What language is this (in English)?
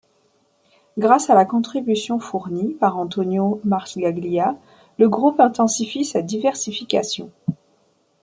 French